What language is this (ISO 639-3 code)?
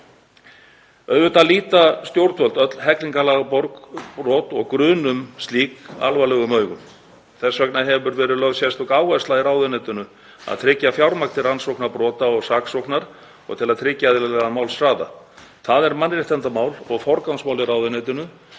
isl